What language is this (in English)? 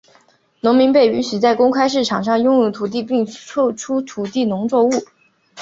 Chinese